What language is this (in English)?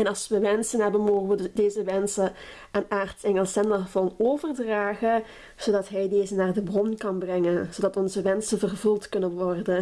Dutch